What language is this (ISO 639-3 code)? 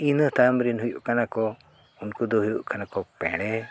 sat